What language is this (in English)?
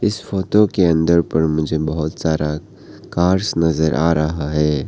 Hindi